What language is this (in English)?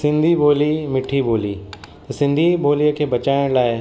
Sindhi